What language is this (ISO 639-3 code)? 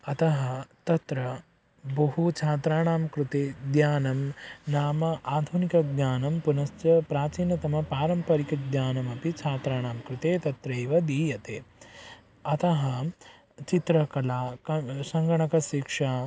san